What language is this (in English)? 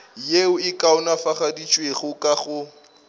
Northern Sotho